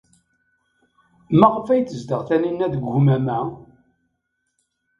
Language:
Kabyle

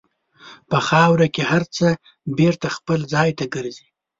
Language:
Pashto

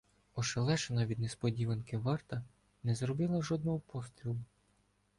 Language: Ukrainian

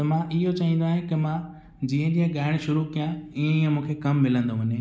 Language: Sindhi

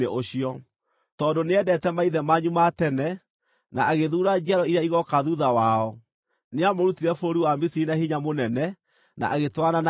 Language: Kikuyu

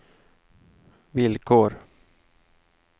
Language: Swedish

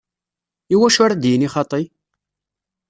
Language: Kabyle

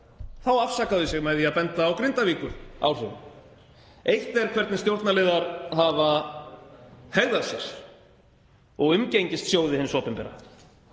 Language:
Icelandic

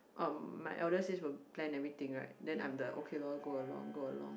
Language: English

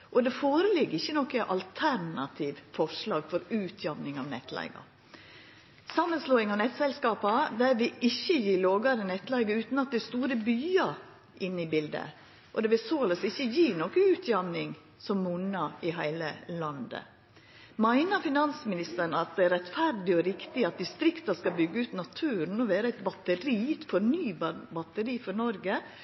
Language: Norwegian Nynorsk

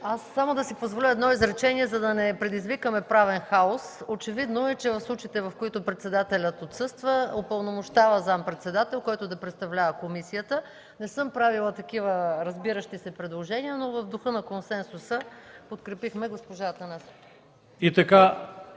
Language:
Bulgarian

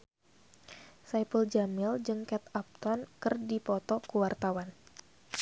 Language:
Sundanese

